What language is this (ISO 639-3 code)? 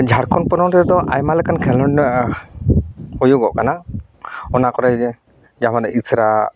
sat